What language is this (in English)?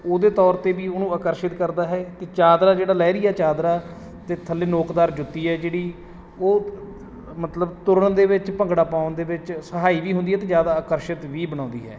Punjabi